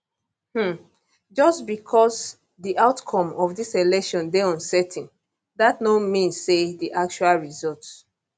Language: Nigerian Pidgin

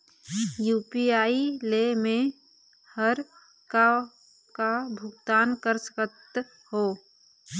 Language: Chhattisgarhi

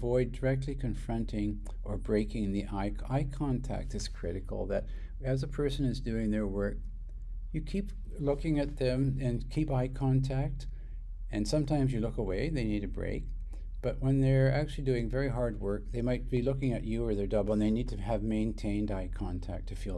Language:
English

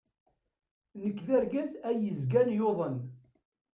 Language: Kabyle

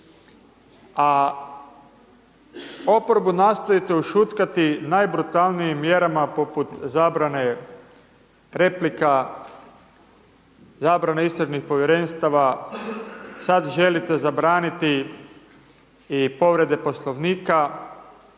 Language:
Croatian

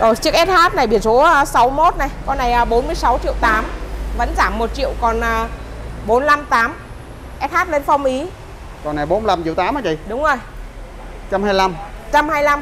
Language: Vietnamese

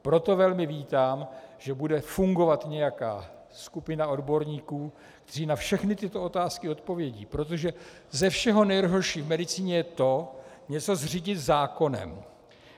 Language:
Czech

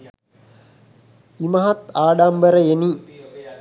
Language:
Sinhala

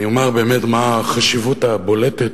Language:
Hebrew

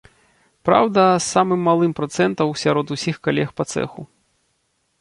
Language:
Belarusian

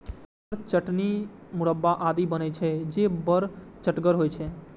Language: Maithili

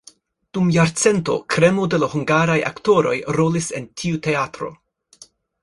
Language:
Esperanto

